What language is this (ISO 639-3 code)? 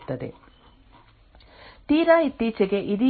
kan